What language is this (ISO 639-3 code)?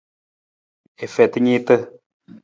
nmz